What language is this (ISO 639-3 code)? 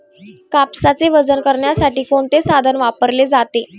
mar